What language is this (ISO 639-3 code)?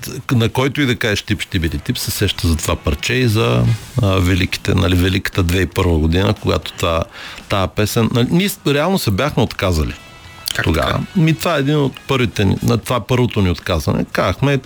bul